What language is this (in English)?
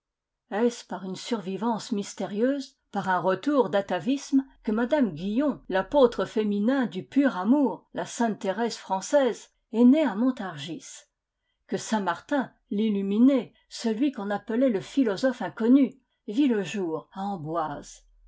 French